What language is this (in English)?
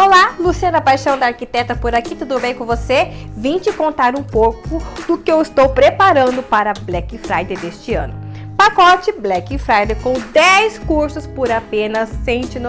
Portuguese